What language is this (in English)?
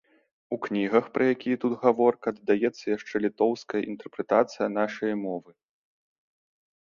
Belarusian